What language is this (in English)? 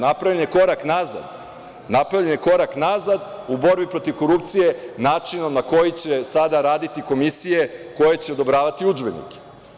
Serbian